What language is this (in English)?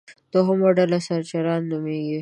Pashto